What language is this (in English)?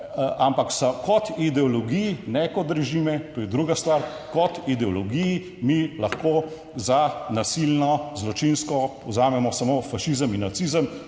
Slovenian